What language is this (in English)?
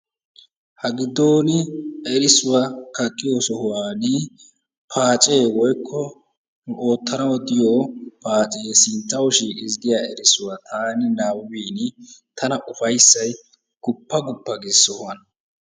Wolaytta